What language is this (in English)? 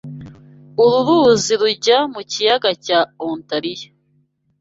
Kinyarwanda